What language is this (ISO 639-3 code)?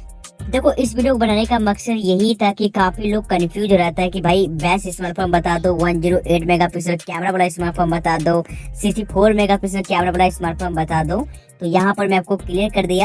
hin